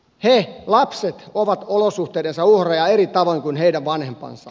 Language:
Finnish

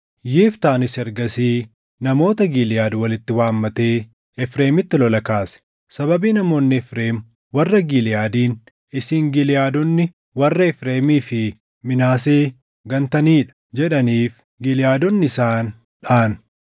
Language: Oromo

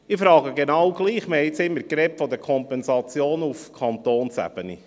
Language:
Swiss German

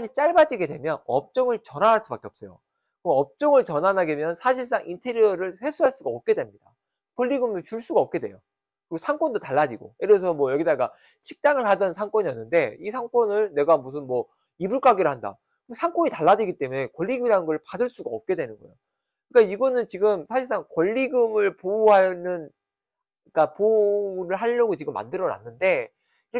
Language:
Korean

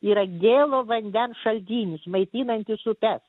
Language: Lithuanian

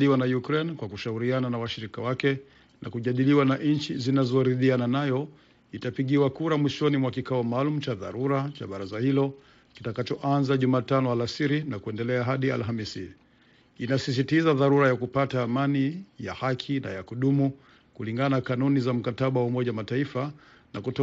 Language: Swahili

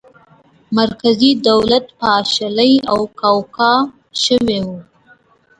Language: Pashto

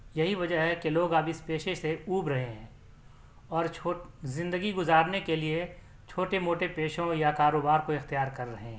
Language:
Urdu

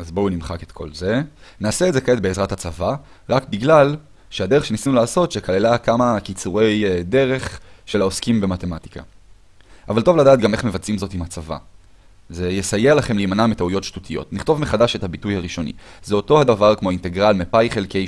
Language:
Hebrew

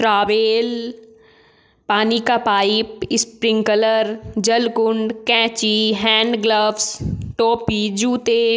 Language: Hindi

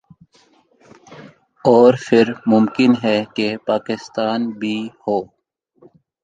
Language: Urdu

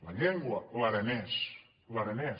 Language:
Catalan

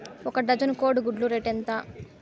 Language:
Telugu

